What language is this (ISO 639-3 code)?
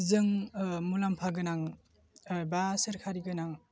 brx